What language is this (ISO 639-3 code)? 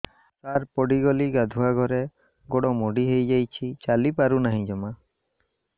ori